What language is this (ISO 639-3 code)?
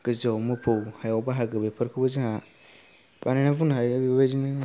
brx